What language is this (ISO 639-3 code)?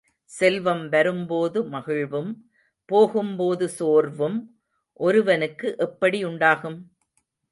tam